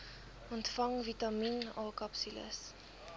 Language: Afrikaans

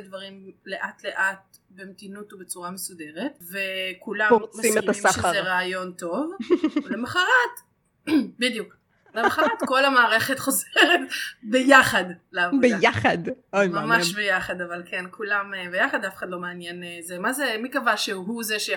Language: Hebrew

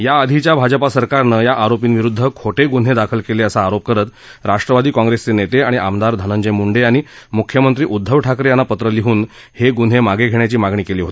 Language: Marathi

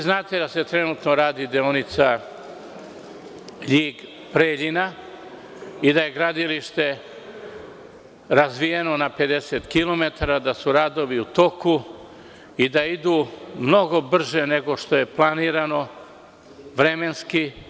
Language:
Serbian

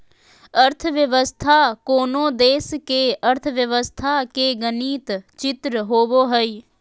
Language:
Magahi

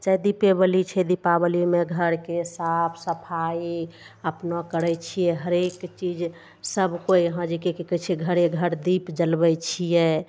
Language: Maithili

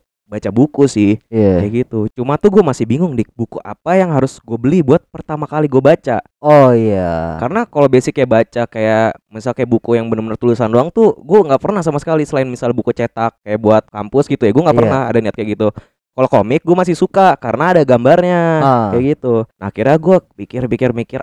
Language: Indonesian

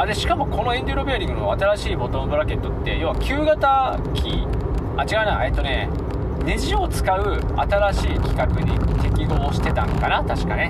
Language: Japanese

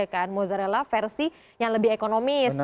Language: Indonesian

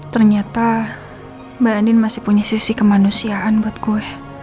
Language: Indonesian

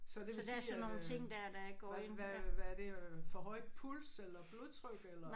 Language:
Danish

